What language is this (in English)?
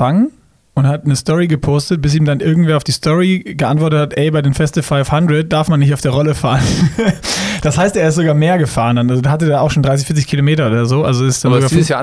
German